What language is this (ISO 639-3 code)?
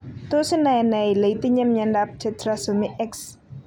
kln